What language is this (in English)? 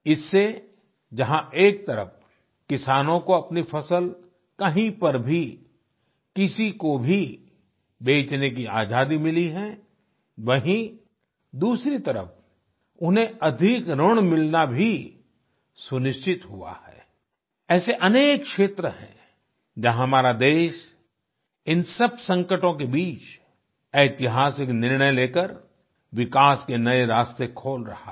Hindi